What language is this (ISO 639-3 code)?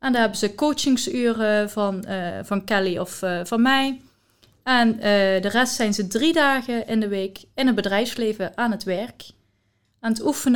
nld